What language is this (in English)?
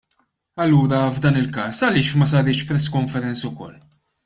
Maltese